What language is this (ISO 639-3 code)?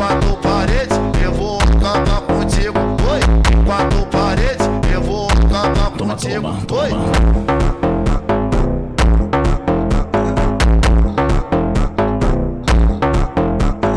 ron